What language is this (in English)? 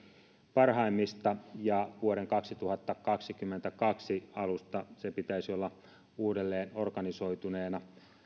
Finnish